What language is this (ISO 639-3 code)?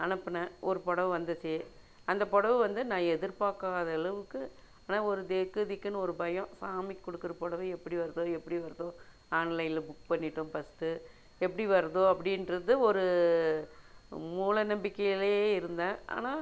tam